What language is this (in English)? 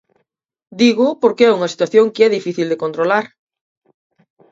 Galician